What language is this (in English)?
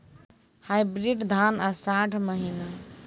Maithili